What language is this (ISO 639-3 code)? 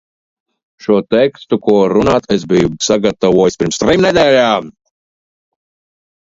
lav